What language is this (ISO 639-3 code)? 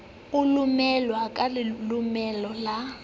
sot